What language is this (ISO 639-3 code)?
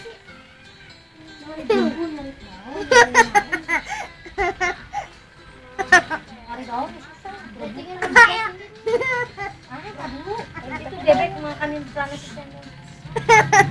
dan